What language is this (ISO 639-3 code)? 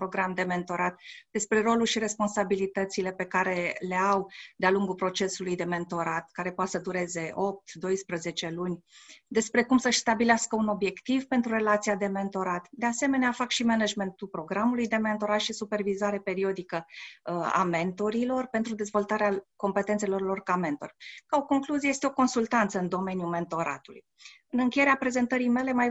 ron